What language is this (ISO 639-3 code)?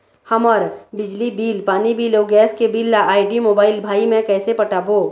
hne